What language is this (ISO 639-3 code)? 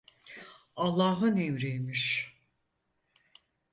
tur